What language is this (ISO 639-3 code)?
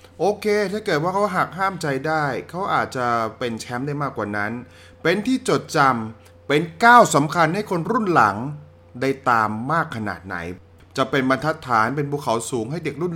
tha